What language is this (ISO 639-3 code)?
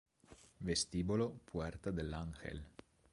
ita